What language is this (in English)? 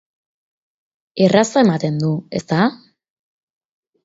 Basque